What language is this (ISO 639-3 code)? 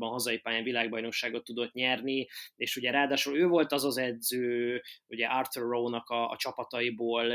hun